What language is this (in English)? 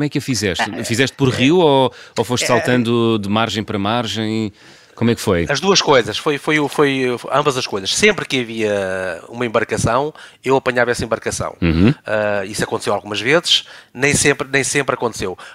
Portuguese